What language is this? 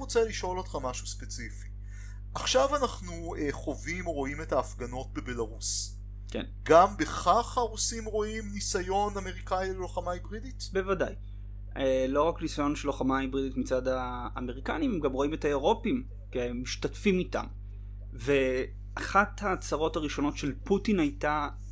Hebrew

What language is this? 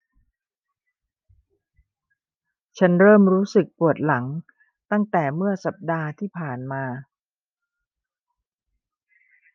Thai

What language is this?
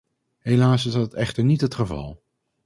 Dutch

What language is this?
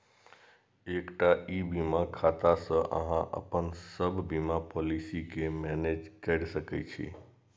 Maithili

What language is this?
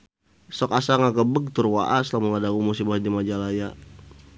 Sundanese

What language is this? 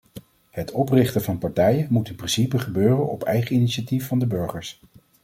Dutch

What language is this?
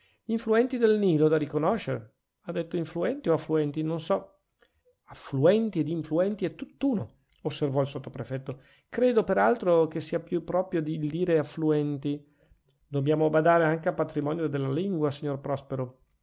Italian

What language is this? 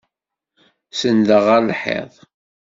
Kabyle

